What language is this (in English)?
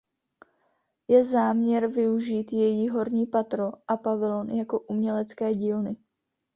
Czech